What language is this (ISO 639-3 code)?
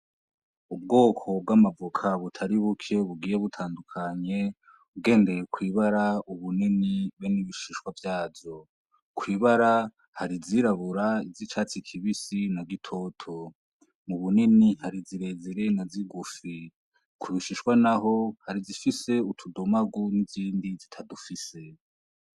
run